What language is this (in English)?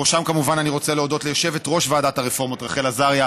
Hebrew